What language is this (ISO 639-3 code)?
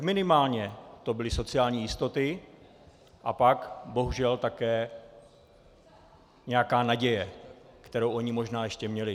ces